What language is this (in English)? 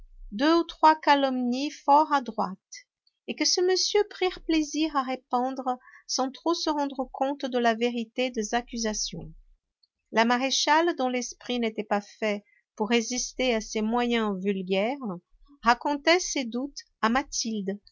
French